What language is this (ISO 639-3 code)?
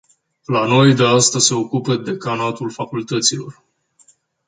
ron